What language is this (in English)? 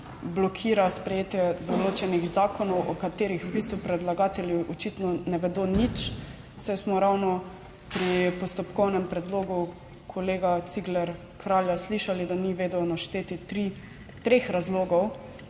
Slovenian